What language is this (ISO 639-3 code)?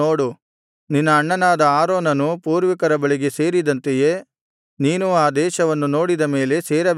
kan